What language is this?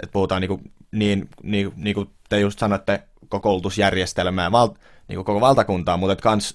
Finnish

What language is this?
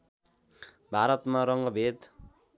Nepali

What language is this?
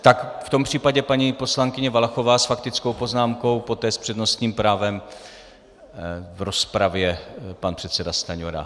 Czech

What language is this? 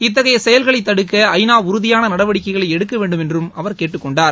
Tamil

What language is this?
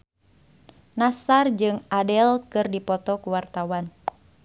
Sundanese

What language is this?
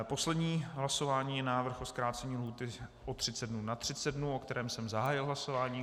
Czech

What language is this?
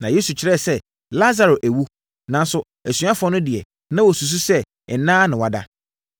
Akan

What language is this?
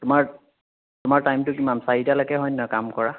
Assamese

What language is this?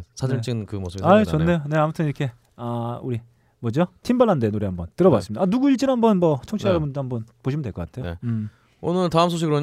Korean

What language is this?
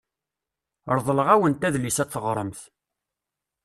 Kabyle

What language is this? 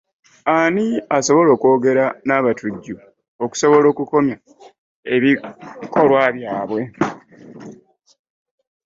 Ganda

